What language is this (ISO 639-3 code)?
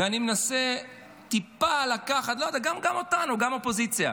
heb